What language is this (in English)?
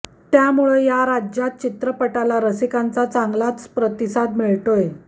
Marathi